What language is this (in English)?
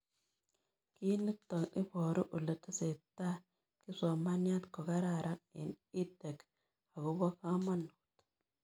Kalenjin